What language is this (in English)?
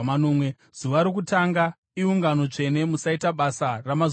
Shona